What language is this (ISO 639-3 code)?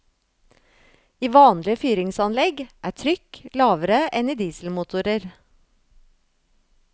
nor